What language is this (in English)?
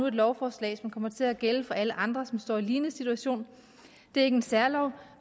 Danish